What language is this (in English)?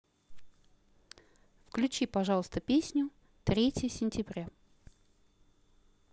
Russian